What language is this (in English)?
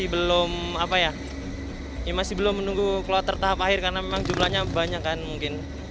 Indonesian